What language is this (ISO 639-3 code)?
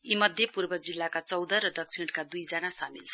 nep